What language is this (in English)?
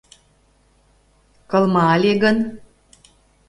Mari